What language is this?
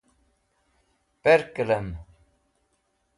Wakhi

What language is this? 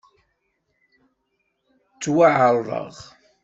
Kabyle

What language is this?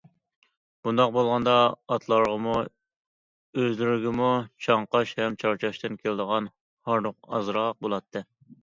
Uyghur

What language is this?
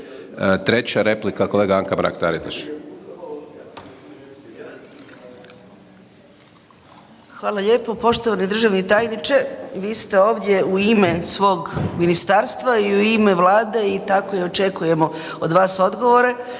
Croatian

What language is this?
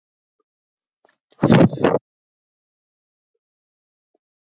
Icelandic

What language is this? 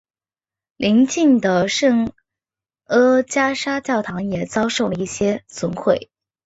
Chinese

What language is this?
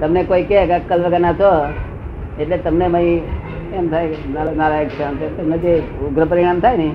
Gujarati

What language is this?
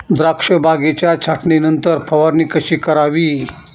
Marathi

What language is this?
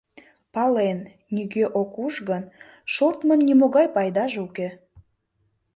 Mari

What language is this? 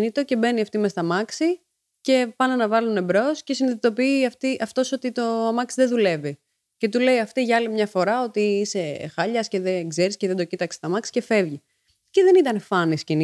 Greek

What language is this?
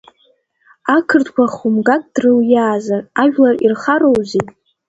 Abkhazian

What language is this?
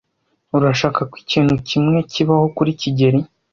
Kinyarwanda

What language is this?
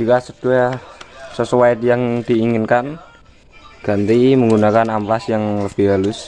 Indonesian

